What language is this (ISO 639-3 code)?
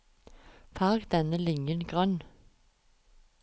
nor